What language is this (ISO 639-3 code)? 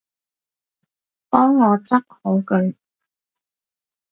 yue